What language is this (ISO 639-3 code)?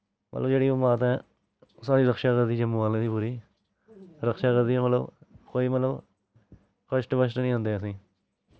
doi